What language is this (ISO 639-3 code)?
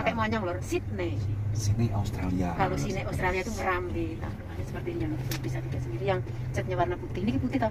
ind